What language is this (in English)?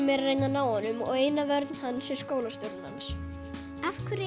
Icelandic